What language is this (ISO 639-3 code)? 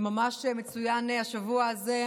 heb